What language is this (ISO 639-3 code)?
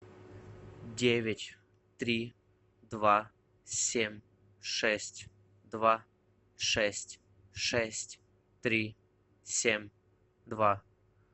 rus